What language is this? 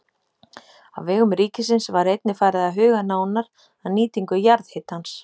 Icelandic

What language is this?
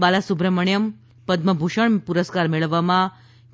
Gujarati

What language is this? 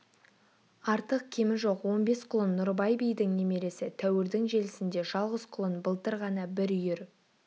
Kazakh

